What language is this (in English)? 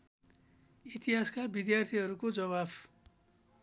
Nepali